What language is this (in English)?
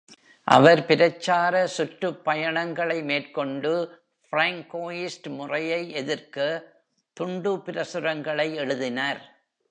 Tamil